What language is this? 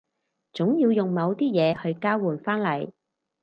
Cantonese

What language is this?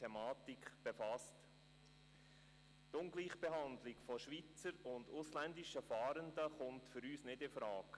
Swiss German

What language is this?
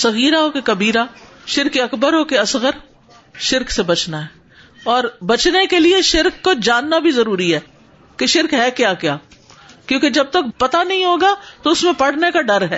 Urdu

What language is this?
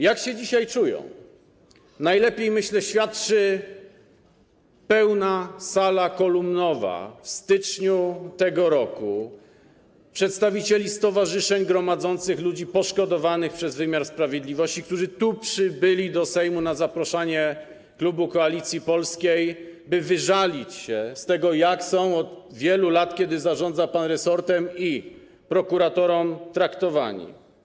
Polish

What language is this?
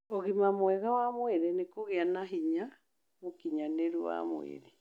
Kikuyu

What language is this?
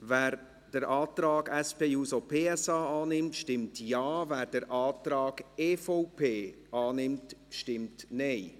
Swiss German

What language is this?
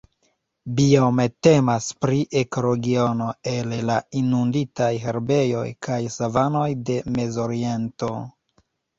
Esperanto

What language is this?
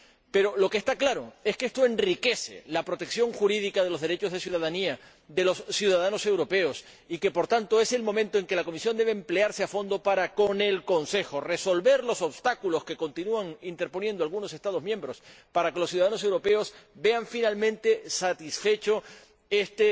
Spanish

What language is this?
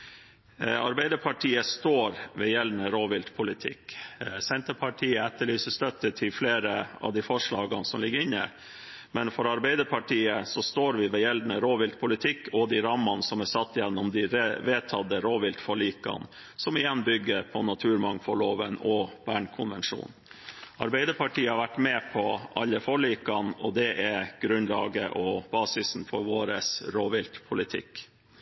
Norwegian Bokmål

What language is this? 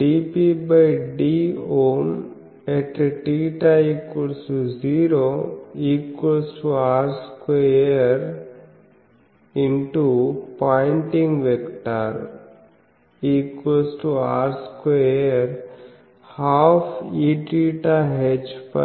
Telugu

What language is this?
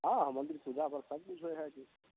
Maithili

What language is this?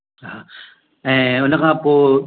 Sindhi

